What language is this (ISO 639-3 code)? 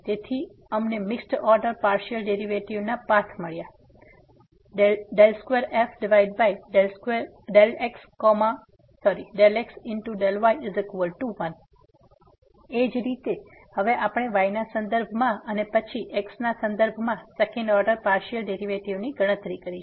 guj